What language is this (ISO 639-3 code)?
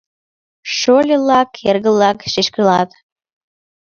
chm